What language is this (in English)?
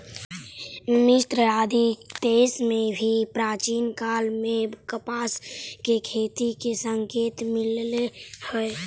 Magahi